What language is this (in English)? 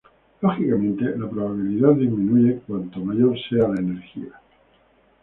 Spanish